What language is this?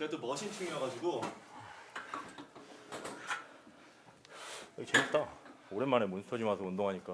Korean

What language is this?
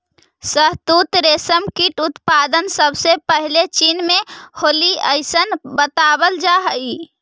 Magahi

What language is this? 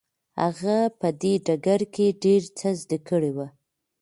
Pashto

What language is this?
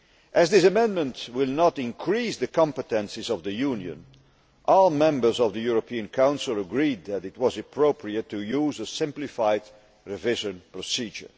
English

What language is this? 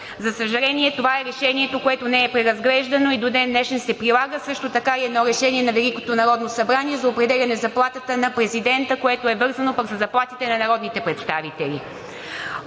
Bulgarian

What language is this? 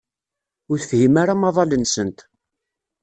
Kabyle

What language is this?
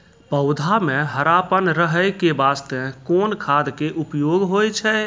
Maithili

